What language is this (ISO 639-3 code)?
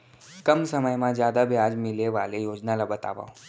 hne